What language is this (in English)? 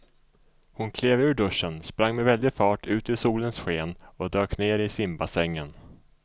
Swedish